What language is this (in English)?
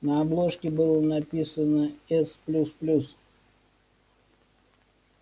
Russian